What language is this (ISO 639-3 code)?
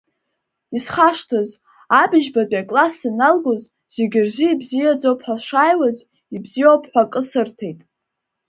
abk